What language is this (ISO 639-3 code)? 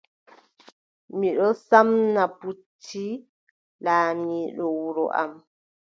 fub